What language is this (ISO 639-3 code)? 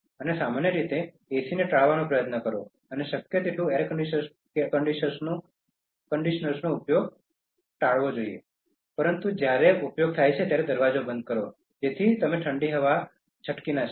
guj